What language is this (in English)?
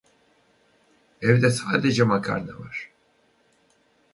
Turkish